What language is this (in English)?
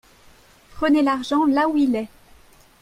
French